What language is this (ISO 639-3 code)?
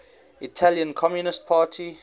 eng